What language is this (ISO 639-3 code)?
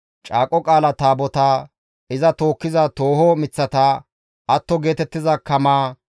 gmv